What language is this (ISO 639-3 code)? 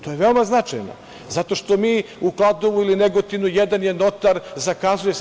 srp